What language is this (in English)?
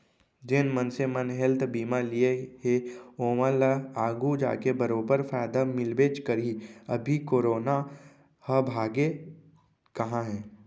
Chhattisgarhi